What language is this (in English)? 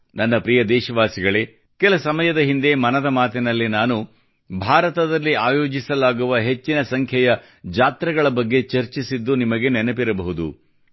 Kannada